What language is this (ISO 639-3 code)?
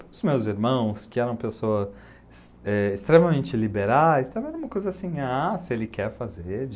por